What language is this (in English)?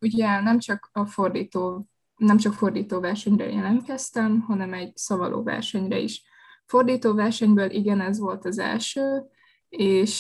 Hungarian